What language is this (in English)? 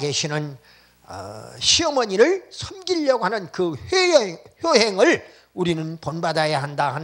Korean